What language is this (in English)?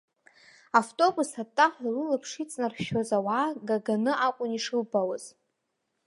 Abkhazian